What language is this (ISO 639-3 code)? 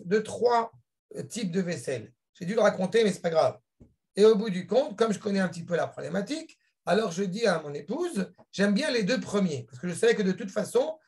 fra